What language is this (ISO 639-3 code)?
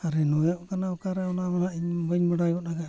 sat